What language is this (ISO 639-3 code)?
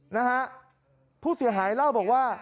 tha